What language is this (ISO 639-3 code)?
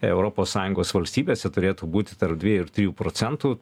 lit